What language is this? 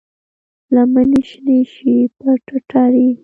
Pashto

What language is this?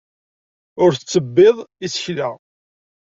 Kabyle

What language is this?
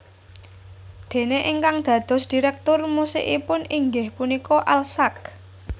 Javanese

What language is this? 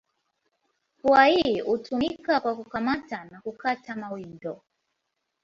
Swahili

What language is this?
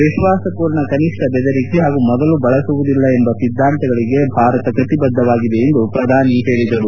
Kannada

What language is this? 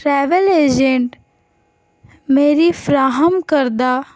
Urdu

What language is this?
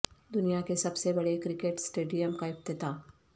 Urdu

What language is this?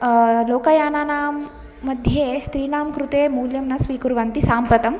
Sanskrit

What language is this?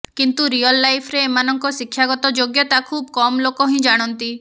Odia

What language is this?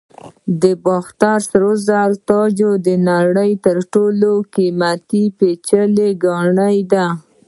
Pashto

